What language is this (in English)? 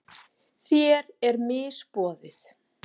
Icelandic